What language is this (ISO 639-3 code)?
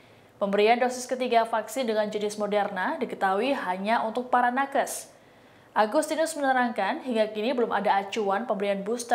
ind